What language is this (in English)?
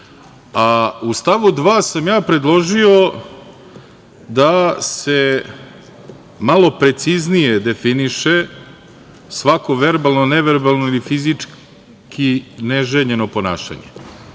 Serbian